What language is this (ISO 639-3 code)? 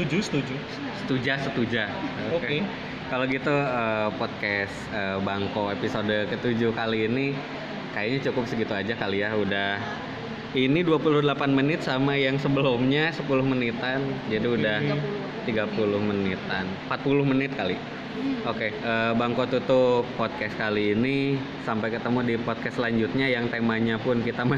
ind